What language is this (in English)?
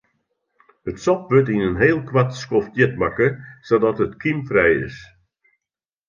Western Frisian